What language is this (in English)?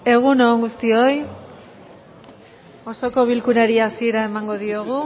Basque